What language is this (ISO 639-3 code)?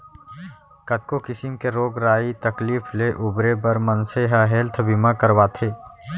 hne